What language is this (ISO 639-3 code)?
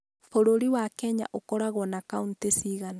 kik